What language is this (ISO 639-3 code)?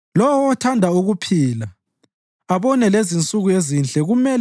nde